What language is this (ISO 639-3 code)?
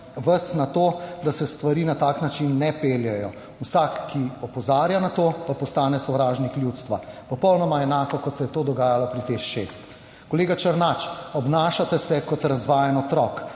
slv